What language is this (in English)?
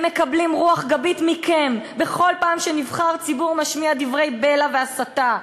Hebrew